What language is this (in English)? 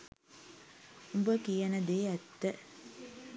Sinhala